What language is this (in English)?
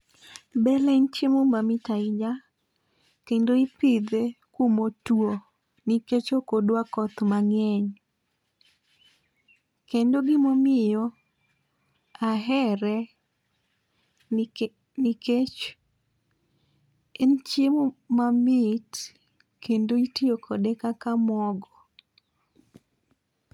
Luo (Kenya and Tanzania)